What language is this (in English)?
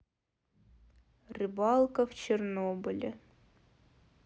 Russian